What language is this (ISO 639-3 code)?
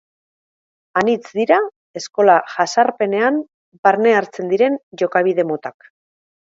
eus